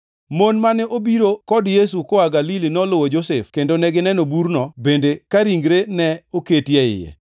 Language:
Luo (Kenya and Tanzania)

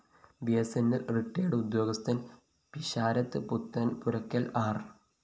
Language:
Malayalam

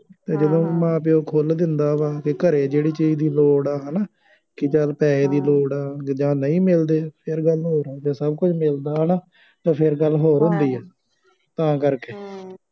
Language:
Punjabi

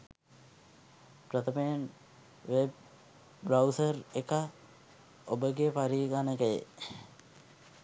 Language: Sinhala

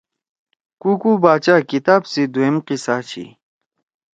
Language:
Torwali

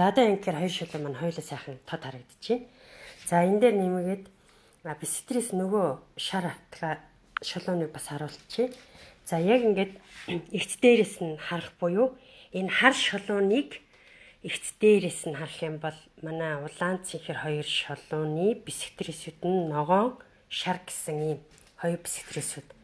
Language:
Russian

